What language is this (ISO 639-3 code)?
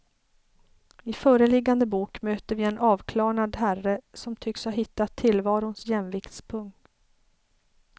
swe